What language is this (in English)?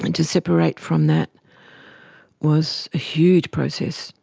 English